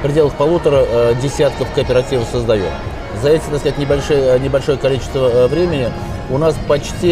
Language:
Russian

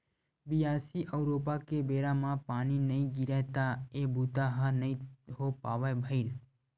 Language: Chhattisgarhi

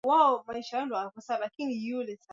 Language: Swahili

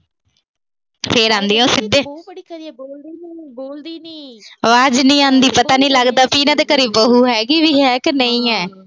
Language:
Punjabi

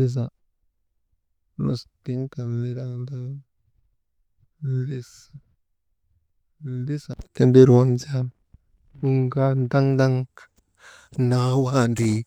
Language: Maba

